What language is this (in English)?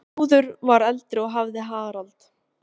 Icelandic